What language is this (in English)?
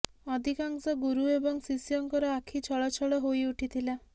Odia